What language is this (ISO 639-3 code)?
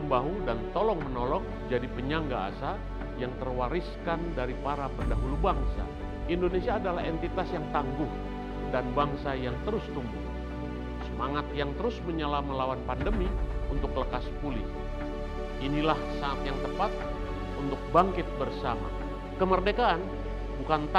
ind